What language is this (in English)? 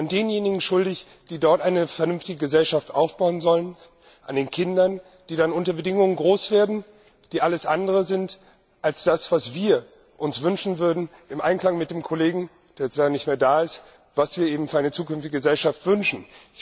German